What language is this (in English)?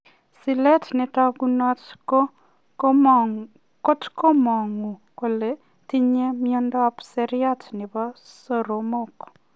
Kalenjin